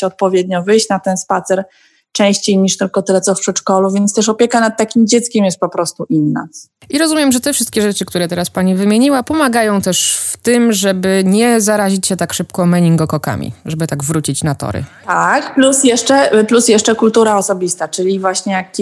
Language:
Polish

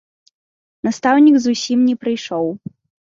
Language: Belarusian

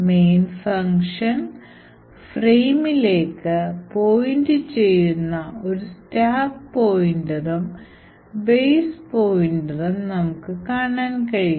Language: Malayalam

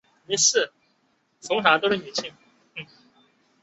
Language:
Chinese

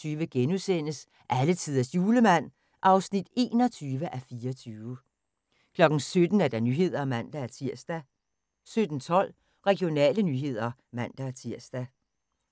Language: Danish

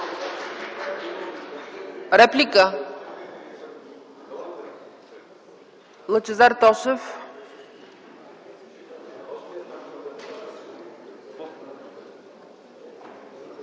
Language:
Bulgarian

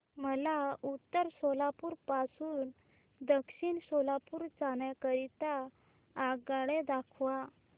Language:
Marathi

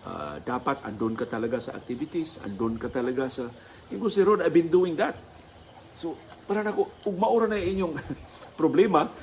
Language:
Filipino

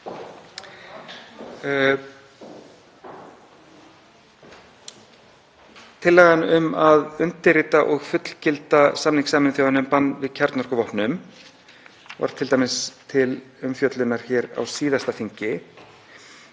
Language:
Icelandic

